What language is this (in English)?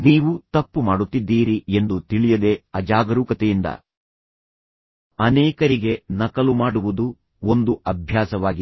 Kannada